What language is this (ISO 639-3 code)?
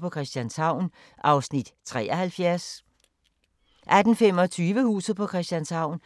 dan